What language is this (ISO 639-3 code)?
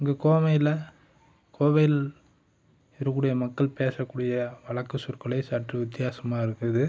tam